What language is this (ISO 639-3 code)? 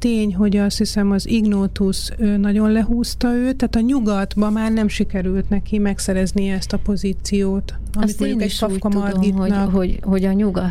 hun